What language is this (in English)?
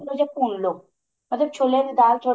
Punjabi